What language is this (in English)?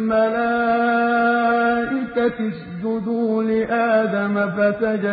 Arabic